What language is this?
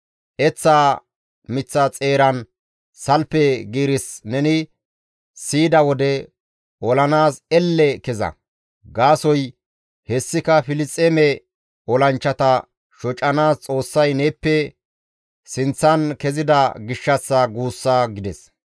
Gamo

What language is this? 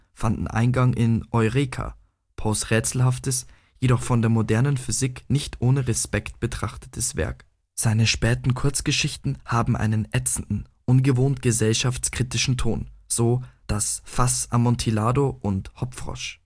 German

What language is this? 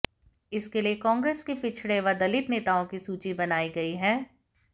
Hindi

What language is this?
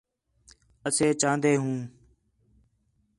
Khetrani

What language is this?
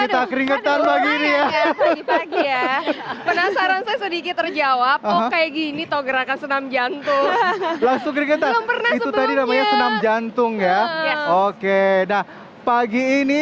Indonesian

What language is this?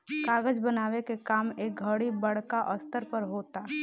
Bhojpuri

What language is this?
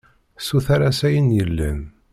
Kabyle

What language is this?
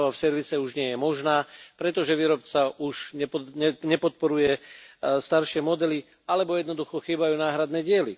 Slovak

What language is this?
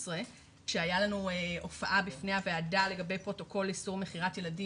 Hebrew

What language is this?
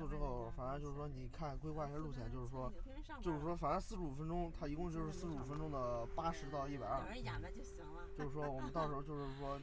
Chinese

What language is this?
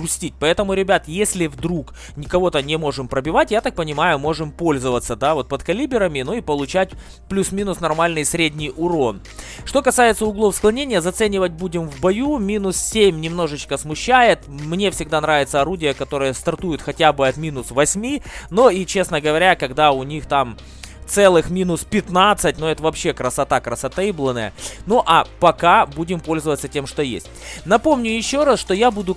Russian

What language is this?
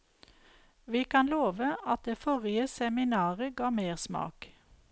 Norwegian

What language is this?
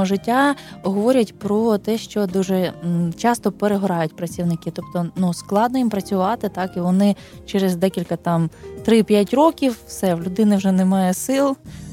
Ukrainian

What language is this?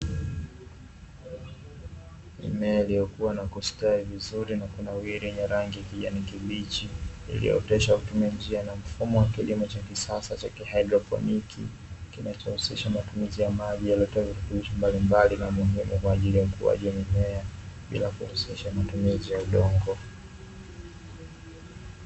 Swahili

